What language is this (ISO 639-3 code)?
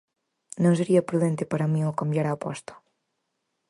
glg